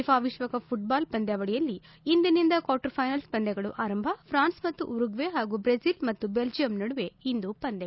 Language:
Kannada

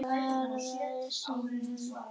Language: Icelandic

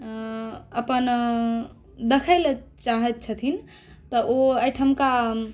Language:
Maithili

